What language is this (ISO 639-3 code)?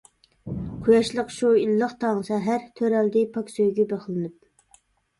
uig